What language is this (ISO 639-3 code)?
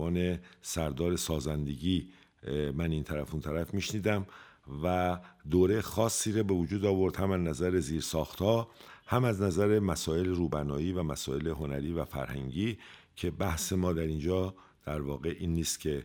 fas